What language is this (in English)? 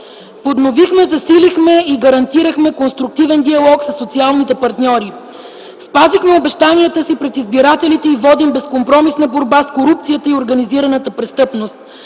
Bulgarian